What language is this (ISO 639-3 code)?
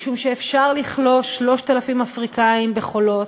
heb